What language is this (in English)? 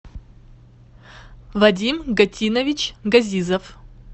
Russian